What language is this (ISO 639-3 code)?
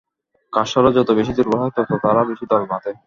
ben